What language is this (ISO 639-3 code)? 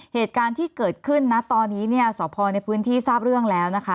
tha